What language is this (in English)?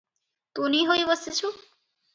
Odia